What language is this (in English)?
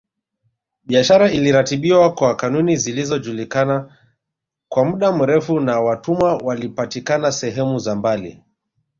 Swahili